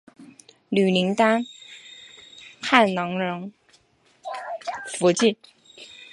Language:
Chinese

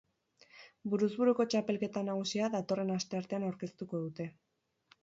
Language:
Basque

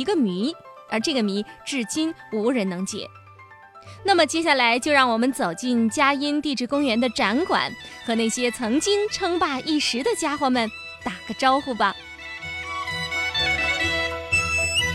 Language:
Chinese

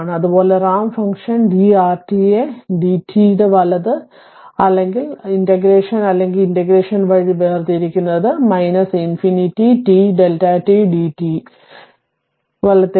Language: Malayalam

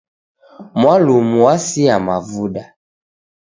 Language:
Taita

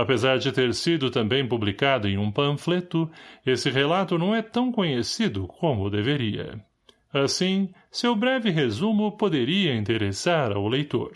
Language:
Portuguese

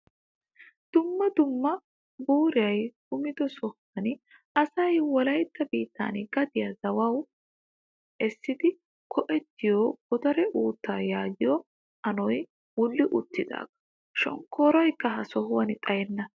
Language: Wolaytta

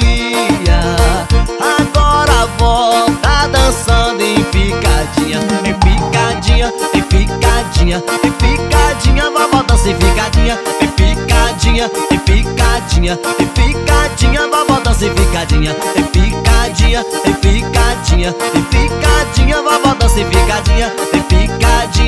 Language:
Portuguese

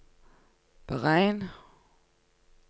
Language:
Norwegian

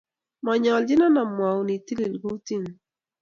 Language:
Kalenjin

